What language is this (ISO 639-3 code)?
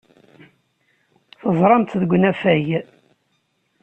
kab